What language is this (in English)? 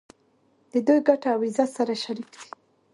Pashto